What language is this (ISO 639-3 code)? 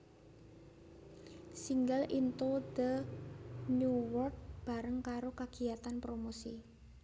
jav